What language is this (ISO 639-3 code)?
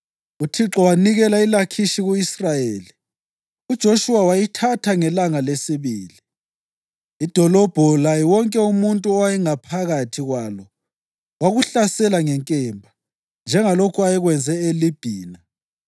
nde